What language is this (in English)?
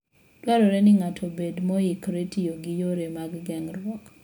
Luo (Kenya and Tanzania)